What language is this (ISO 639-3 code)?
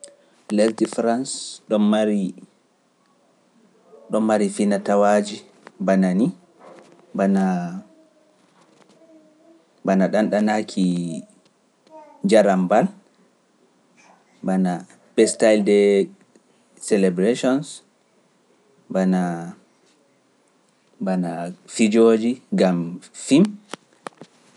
fuf